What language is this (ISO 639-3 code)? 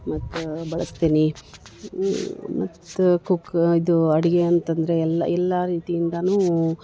kan